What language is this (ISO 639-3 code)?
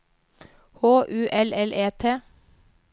nor